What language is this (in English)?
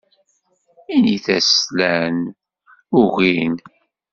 Kabyle